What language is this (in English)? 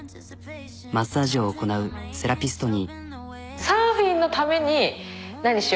Japanese